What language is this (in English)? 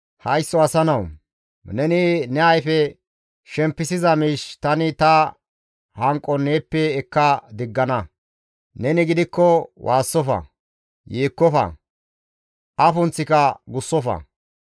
Gamo